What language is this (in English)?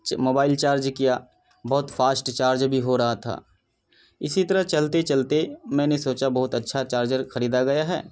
Urdu